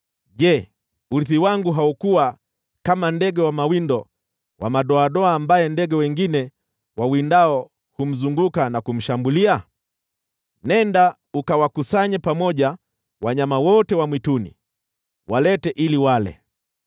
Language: Swahili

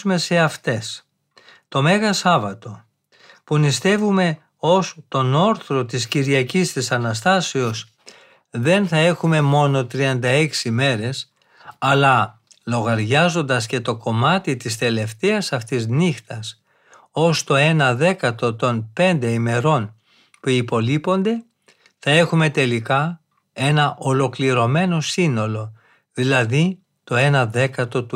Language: Greek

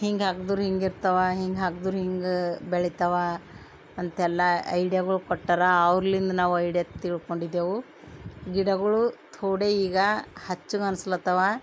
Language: Kannada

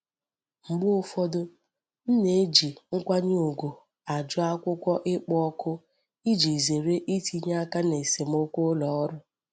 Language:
Igbo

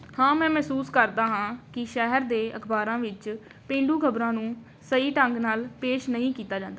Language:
Punjabi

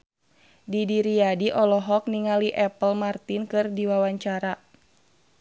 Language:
Sundanese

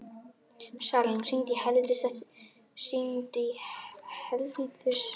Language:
Icelandic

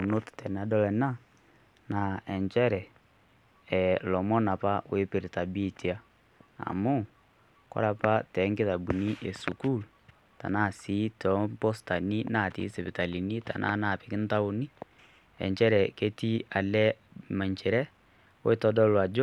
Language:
Masai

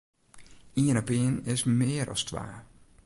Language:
Western Frisian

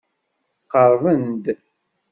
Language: Kabyle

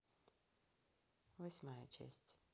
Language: Russian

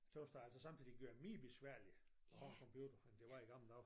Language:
Danish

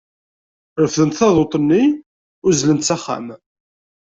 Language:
Kabyle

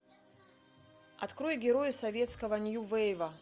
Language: Russian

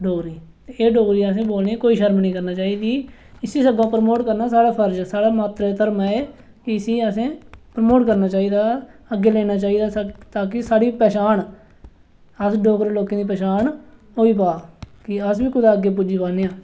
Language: Dogri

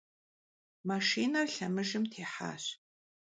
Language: Kabardian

